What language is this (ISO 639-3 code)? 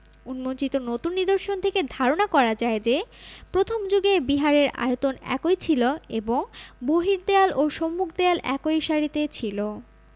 ben